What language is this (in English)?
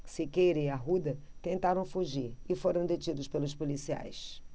Portuguese